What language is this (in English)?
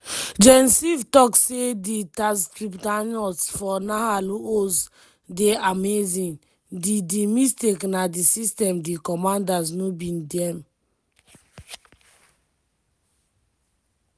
Nigerian Pidgin